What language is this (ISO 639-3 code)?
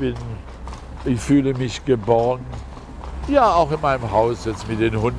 deu